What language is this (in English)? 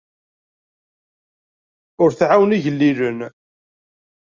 Kabyle